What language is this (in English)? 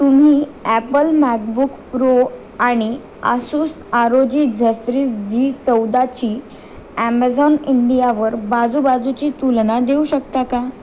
Marathi